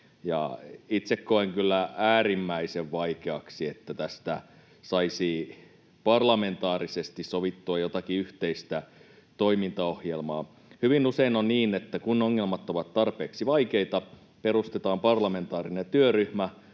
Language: Finnish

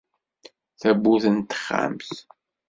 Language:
Kabyle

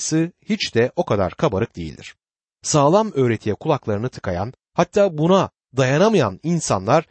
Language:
Turkish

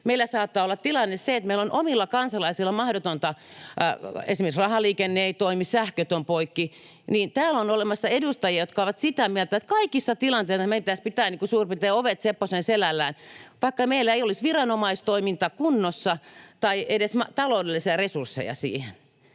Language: Finnish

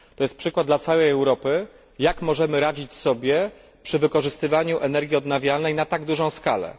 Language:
Polish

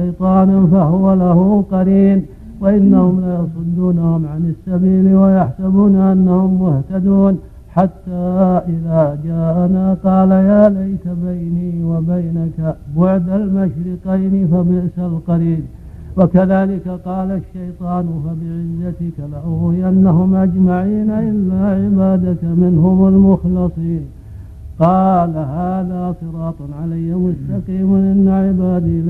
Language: Arabic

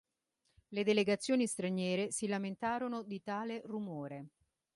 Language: Italian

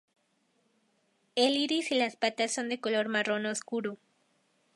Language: Spanish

